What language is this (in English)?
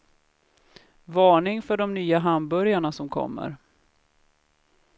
Swedish